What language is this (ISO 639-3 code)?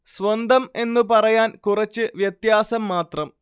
mal